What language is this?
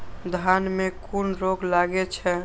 Maithili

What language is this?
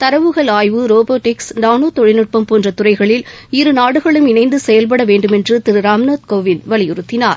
Tamil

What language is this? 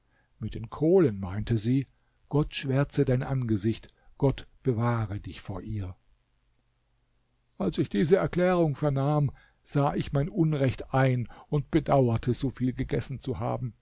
German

